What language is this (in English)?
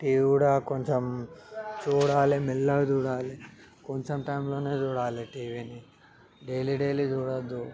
Telugu